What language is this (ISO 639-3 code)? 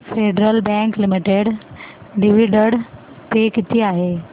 mar